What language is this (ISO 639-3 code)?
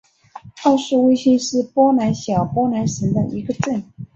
zho